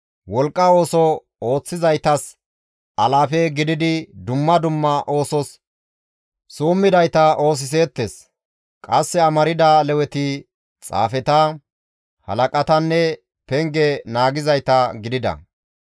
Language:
Gamo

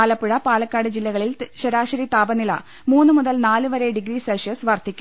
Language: Malayalam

